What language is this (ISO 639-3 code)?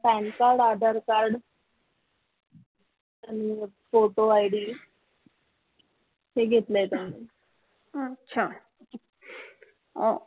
mar